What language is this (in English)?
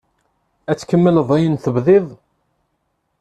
Kabyle